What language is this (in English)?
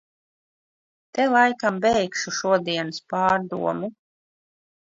Latvian